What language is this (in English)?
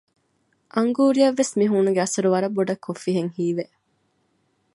Divehi